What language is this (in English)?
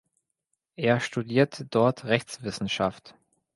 German